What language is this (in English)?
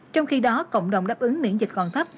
Vietnamese